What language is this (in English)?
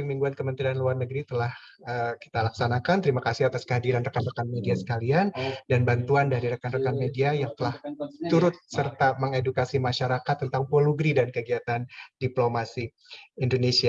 Indonesian